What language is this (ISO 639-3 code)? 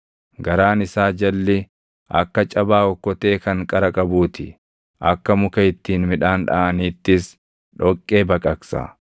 orm